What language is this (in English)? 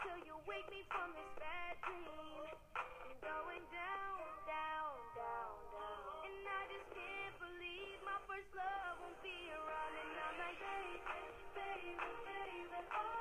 Indonesian